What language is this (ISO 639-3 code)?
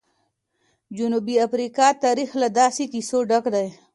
pus